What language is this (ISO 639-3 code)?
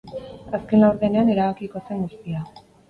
eus